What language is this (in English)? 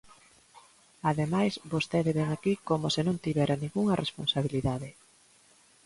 Galician